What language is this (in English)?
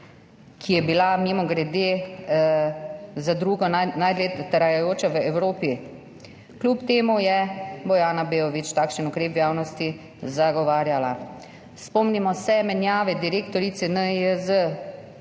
Slovenian